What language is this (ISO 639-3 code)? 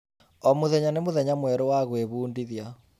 kik